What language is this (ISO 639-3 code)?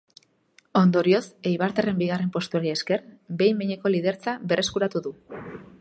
eus